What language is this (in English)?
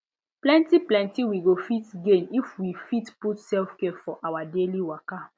Nigerian Pidgin